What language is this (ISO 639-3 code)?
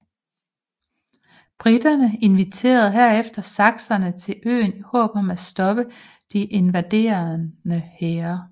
dan